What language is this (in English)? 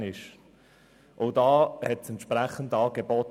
Swiss German